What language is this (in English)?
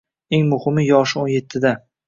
Uzbek